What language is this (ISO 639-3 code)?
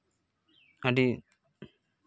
sat